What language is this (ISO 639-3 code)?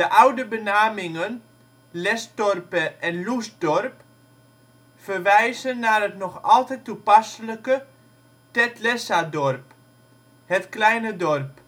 nld